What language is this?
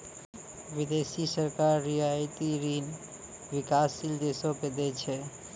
Maithili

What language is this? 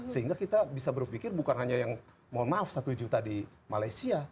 Indonesian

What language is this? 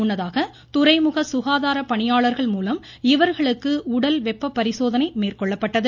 Tamil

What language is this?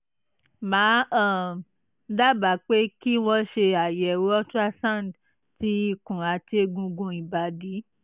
Yoruba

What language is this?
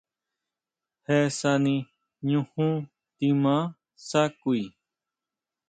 Huautla Mazatec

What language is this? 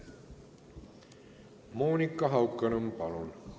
Estonian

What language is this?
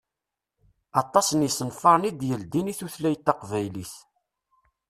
Kabyle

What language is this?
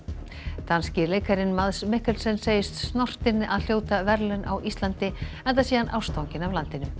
Icelandic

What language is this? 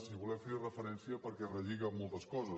Catalan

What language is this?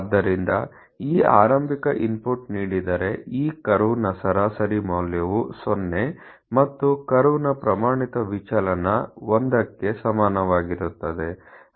Kannada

